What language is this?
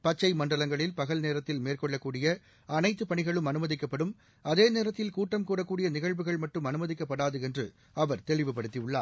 Tamil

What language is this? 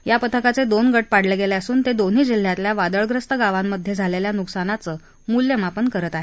Marathi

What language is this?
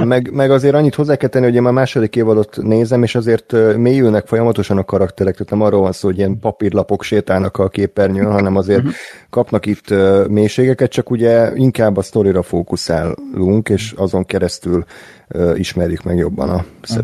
Hungarian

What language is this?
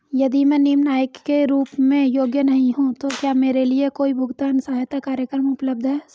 Hindi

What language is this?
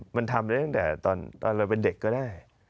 Thai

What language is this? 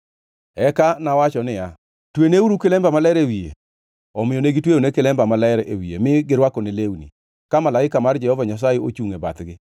Luo (Kenya and Tanzania)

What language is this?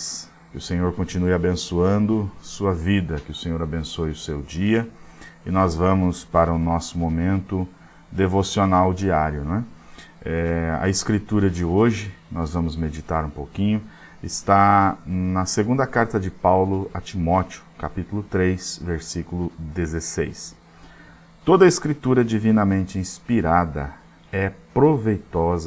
Portuguese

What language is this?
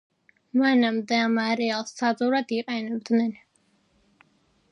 Georgian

